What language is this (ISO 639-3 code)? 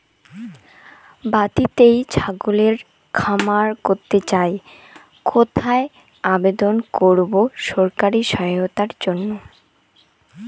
ben